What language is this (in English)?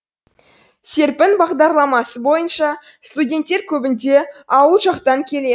Kazakh